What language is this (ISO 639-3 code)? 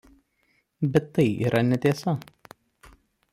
lit